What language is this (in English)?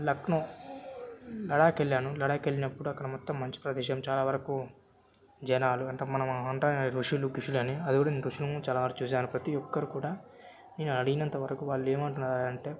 Telugu